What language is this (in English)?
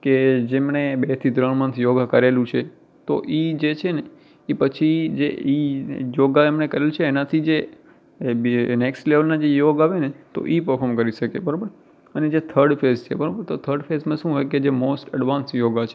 Gujarati